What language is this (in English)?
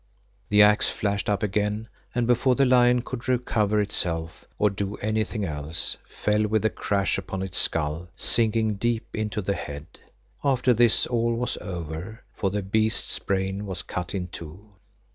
English